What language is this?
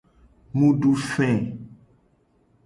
Gen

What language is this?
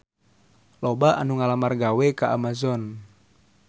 Sundanese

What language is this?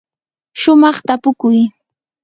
Yanahuanca Pasco Quechua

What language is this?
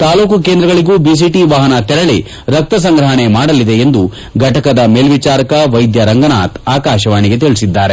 Kannada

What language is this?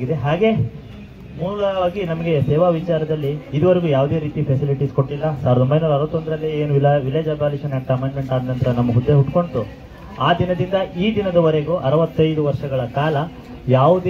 Kannada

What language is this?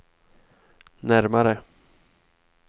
Swedish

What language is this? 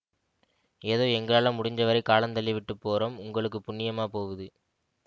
Tamil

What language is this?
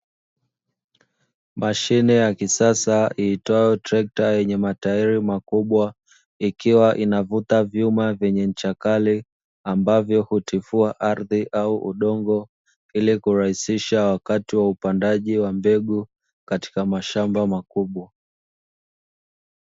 Swahili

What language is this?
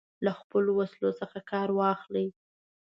Pashto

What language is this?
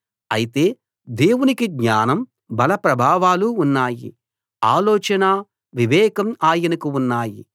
Telugu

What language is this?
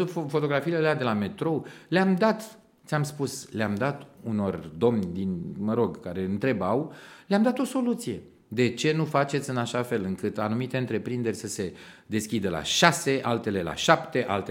Romanian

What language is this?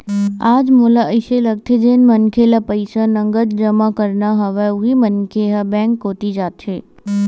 Chhattisgarhi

